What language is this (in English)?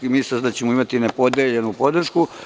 Serbian